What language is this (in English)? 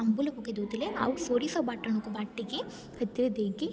Odia